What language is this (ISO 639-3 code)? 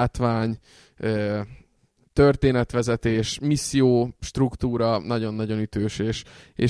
hun